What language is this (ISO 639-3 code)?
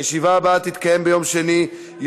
heb